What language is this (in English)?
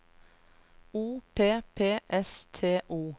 Norwegian